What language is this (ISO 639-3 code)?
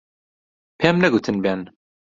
ckb